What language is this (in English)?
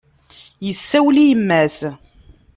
Kabyle